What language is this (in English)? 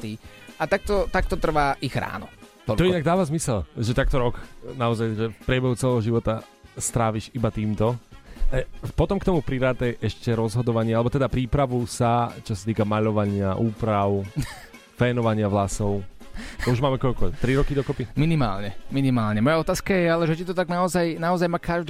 Slovak